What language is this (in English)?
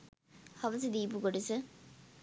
Sinhala